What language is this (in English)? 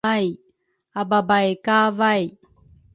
Rukai